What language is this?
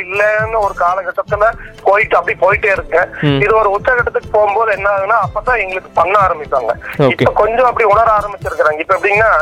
Tamil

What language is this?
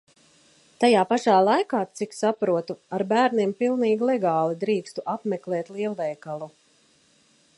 Latvian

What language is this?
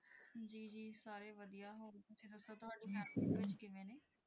Punjabi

